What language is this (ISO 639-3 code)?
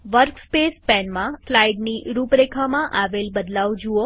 guj